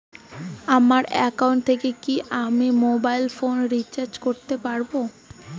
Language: Bangla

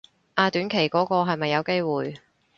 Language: Cantonese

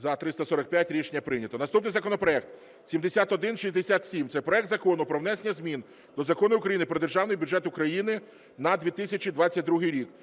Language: Ukrainian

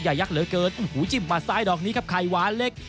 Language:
Thai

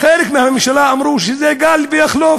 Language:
Hebrew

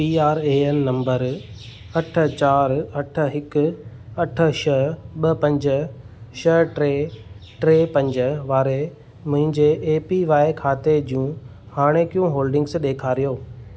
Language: Sindhi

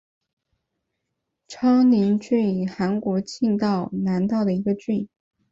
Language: Chinese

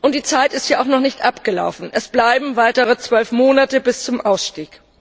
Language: German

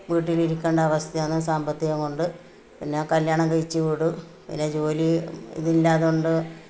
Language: Malayalam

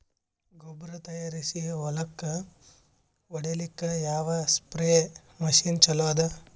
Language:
Kannada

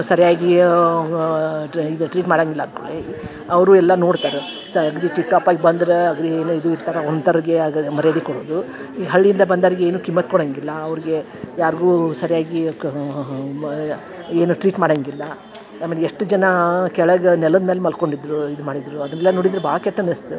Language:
Kannada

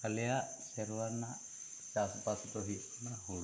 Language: Santali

